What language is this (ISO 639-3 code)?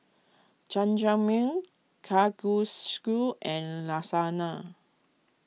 eng